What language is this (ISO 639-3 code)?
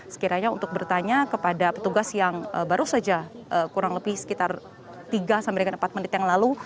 ind